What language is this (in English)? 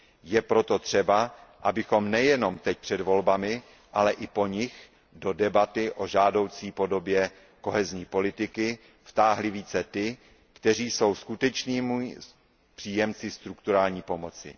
Czech